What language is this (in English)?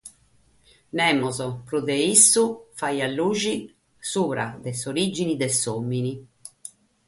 Sardinian